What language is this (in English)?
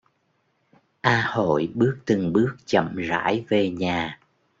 Vietnamese